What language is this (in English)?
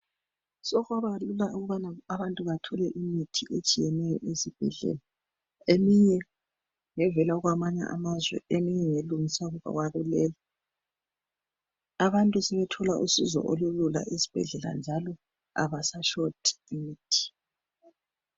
North Ndebele